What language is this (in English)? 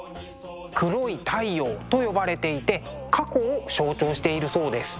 Japanese